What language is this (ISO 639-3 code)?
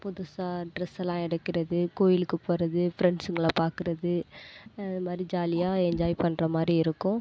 tam